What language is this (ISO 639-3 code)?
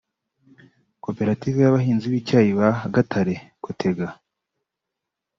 kin